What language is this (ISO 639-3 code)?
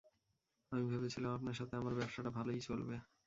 ben